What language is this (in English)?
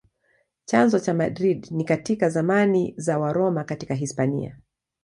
Swahili